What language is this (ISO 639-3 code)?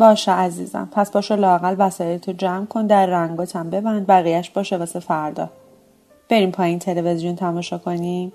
fas